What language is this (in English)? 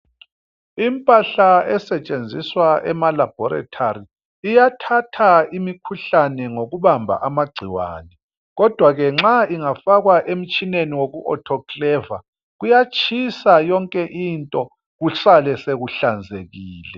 North Ndebele